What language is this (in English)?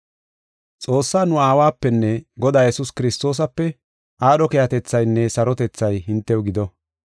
Gofa